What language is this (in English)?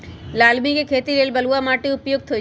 Magahi